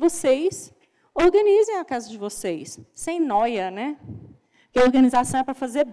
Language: Portuguese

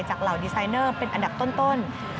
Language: Thai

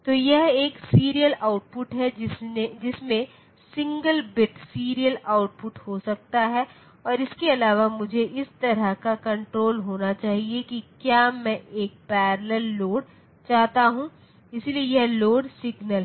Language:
Hindi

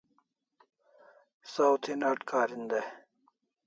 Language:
Kalasha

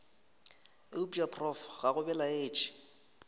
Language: Northern Sotho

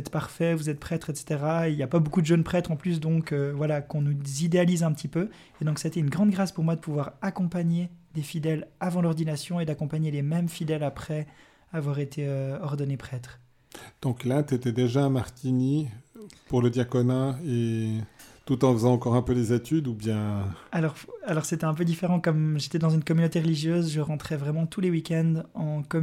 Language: French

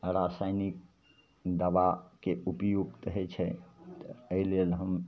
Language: Maithili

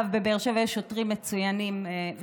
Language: Hebrew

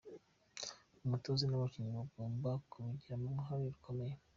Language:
Kinyarwanda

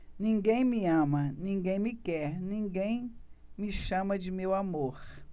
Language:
Portuguese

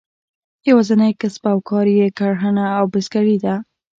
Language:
Pashto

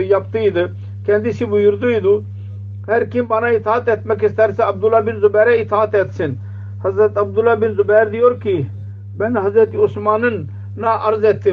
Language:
Turkish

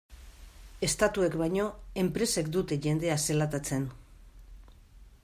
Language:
Basque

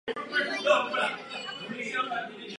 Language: Czech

